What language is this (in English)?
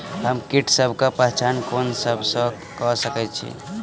Maithili